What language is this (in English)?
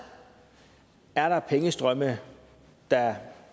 Danish